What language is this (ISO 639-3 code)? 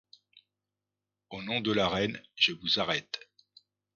fra